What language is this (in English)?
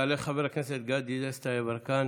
Hebrew